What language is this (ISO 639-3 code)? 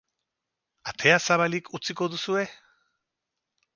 eus